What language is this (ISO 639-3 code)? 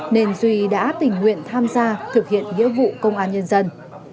vie